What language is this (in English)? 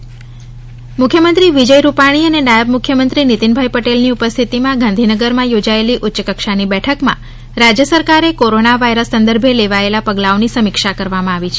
Gujarati